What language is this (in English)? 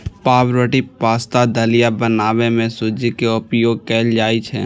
Maithili